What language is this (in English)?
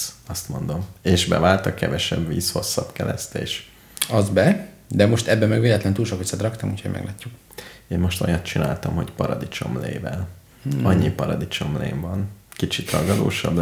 Hungarian